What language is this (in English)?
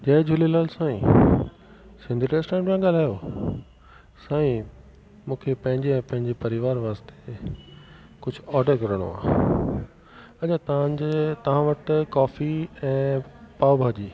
Sindhi